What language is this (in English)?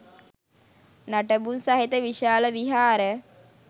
Sinhala